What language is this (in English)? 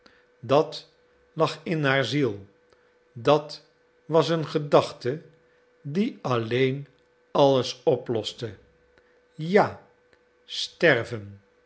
Dutch